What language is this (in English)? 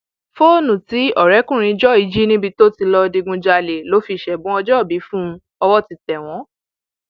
Yoruba